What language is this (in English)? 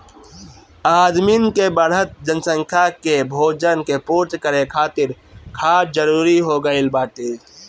Bhojpuri